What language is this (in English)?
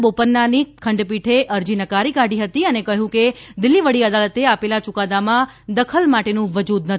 Gujarati